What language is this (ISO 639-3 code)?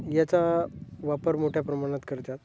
mar